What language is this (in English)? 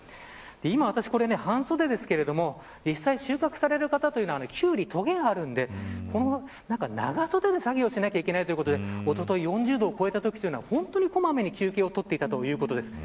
Japanese